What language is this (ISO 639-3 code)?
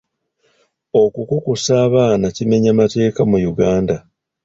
lug